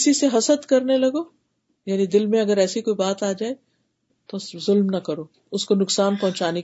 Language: Urdu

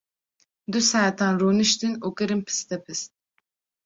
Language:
Kurdish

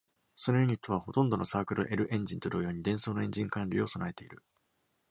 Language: Japanese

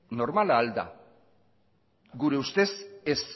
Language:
Basque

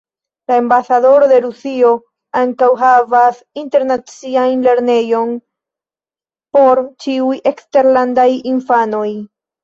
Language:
Esperanto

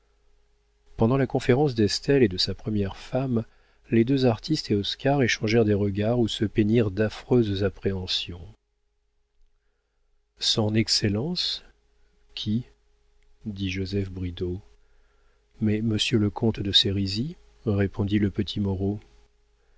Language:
French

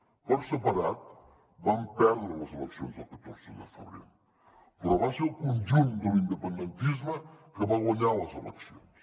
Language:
Catalan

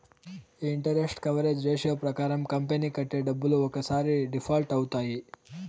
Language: Telugu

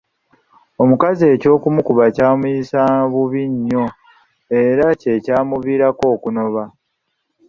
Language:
Ganda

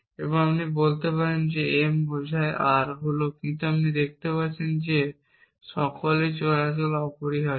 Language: Bangla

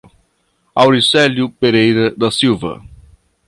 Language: Portuguese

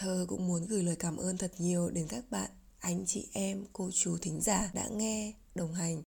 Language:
Vietnamese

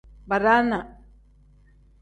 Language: Tem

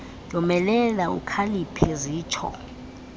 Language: Xhosa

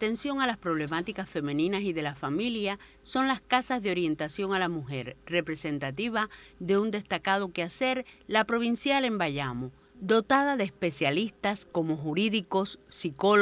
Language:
Spanish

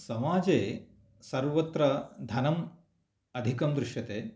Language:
Sanskrit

